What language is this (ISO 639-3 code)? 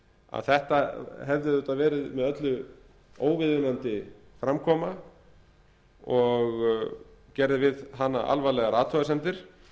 isl